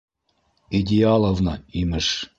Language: Bashkir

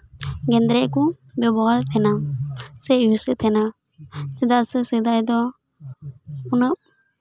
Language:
Santali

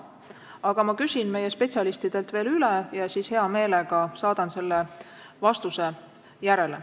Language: Estonian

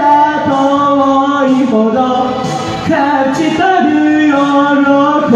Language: Japanese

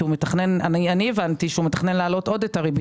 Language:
Hebrew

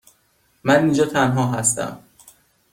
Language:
Persian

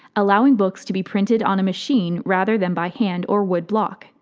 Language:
English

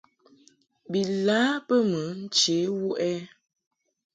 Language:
Mungaka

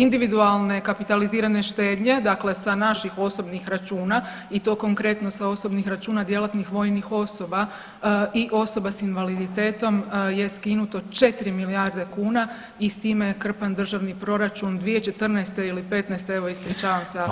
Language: Croatian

